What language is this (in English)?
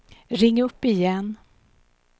Swedish